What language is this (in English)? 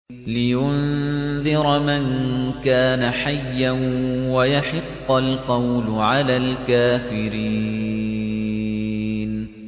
Arabic